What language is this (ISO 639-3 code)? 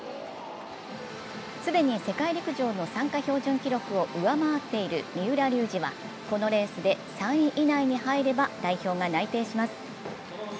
jpn